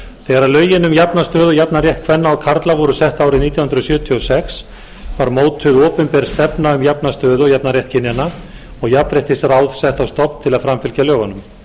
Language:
Icelandic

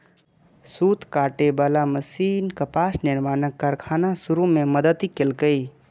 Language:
Maithili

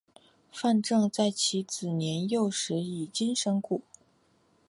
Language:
Chinese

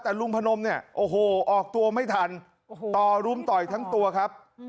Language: Thai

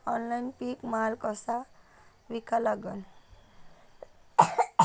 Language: Marathi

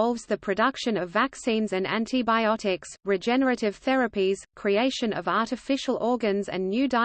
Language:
English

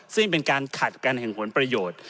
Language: Thai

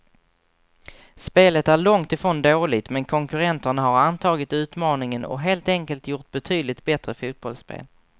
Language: Swedish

